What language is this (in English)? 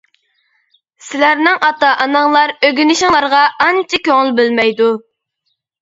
Uyghur